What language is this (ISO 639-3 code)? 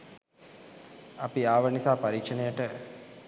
sin